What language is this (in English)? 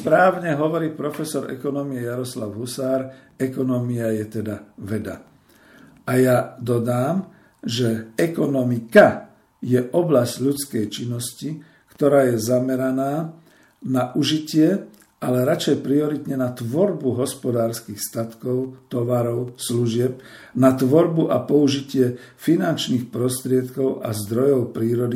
Slovak